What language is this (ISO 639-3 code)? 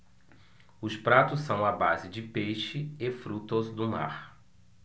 por